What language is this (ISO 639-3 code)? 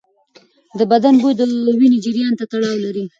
pus